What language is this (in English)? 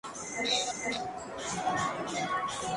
Spanish